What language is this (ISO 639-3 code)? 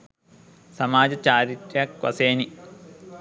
sin